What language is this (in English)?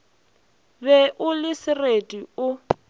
Northern Sotho